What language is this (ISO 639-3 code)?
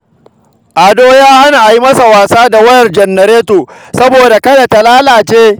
hau